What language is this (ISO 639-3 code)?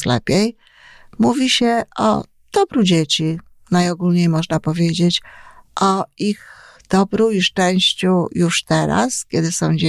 pol